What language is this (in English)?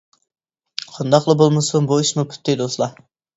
Uyghur